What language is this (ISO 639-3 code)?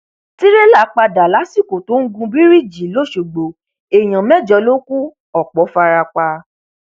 yor